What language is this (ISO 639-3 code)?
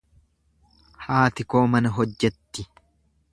orm